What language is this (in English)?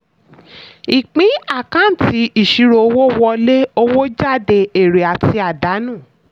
Yoruba